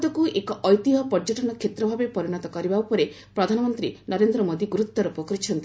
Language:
Odia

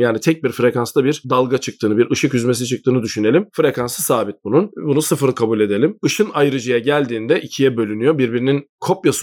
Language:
Turkish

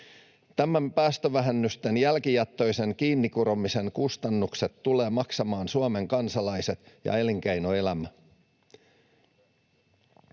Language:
Finnish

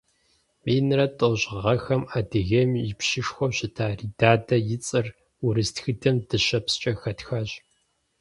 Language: Kabardian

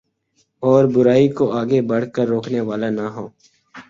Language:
Urdu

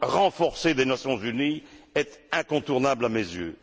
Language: French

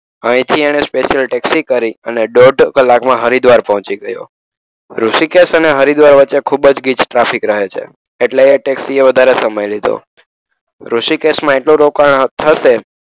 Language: Gujarati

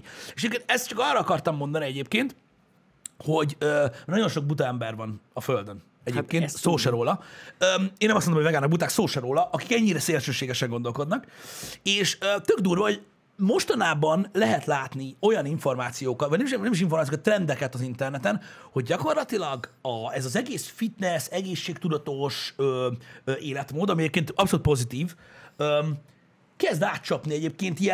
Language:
Hungarian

